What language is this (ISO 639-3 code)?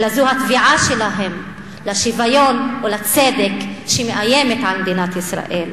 heb